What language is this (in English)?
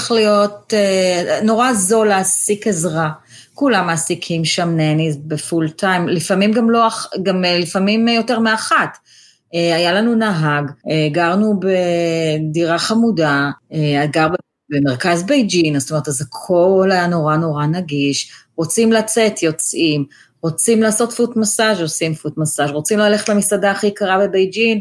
Hebrew